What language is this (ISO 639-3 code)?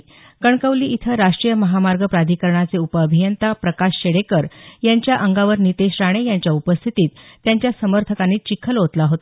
mar